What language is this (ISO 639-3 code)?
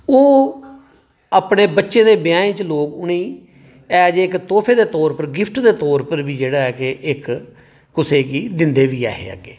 doi